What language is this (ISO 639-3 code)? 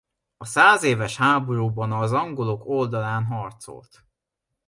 hun